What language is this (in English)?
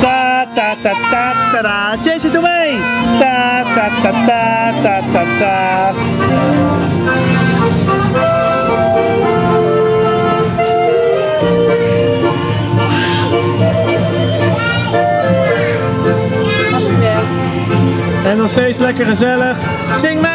Dutch